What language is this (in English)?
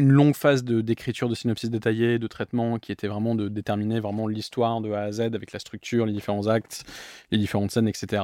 French